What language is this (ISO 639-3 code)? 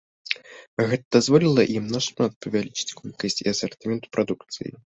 bel